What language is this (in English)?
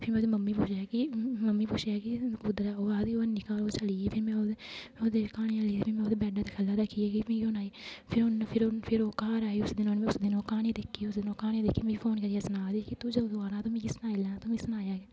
Dogri